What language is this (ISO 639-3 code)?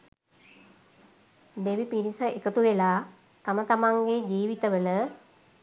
sin